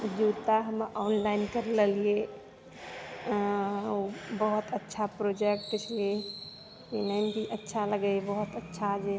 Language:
Maithili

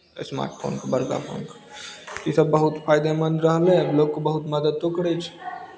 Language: Maithili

